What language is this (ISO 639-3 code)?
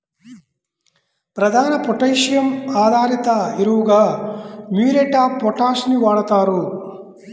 tel